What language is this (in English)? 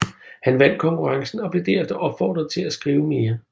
Danish